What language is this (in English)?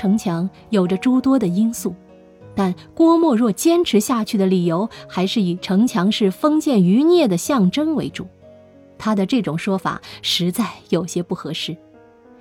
Chinese